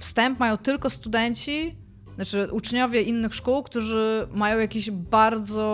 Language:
Polish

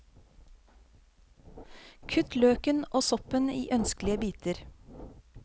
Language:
Norwegian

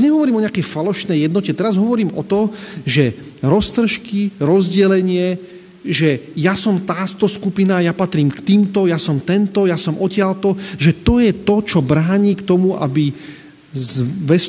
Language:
Slovak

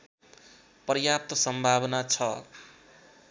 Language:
Nepali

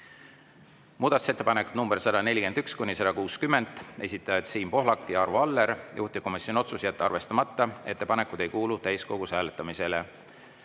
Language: Estonian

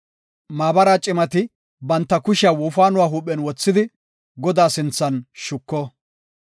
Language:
Gofa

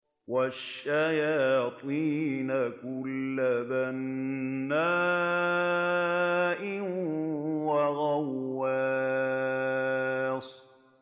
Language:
Arabic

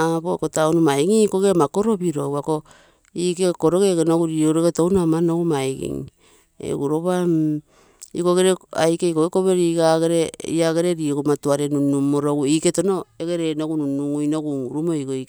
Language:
Terei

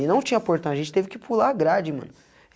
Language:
Portuguese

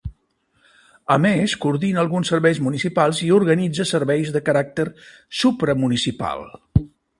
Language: Catalan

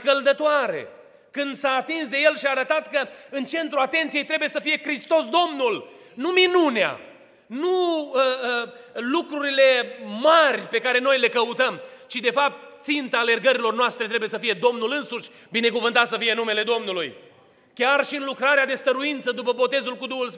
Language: Romanian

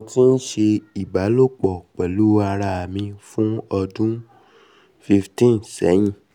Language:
Yoruba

